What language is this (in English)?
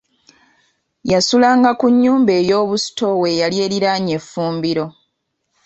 Ganda